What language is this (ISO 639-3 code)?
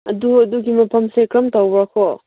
mni